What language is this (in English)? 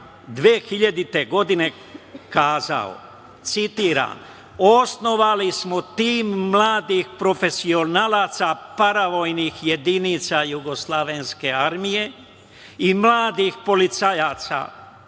Serbian